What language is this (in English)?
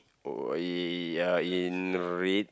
English